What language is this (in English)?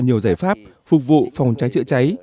Vietnamese